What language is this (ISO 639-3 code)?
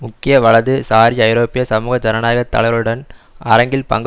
tam